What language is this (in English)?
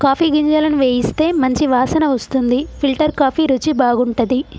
Telugu